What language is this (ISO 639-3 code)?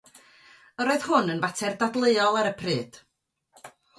cym